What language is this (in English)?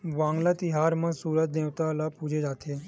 Chhattisgarhi